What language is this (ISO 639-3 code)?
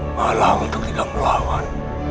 ind